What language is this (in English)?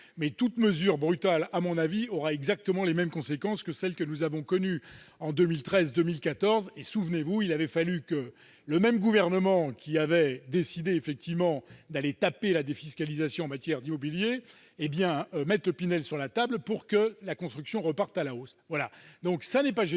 French